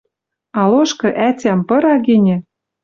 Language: Western Mari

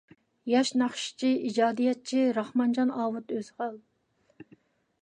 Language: Uyghur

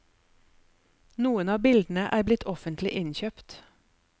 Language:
Norwegian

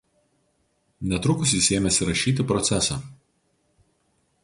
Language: Lithuanian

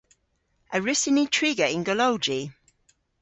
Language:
Cornish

